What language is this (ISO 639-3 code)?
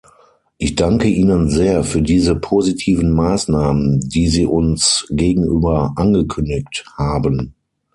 deu